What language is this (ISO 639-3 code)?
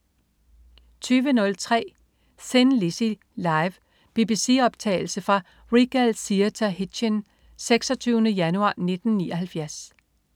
dan